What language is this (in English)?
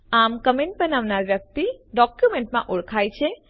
Gujarati